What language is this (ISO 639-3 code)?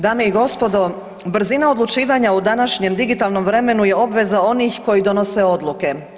hrv